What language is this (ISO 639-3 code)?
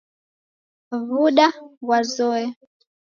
dav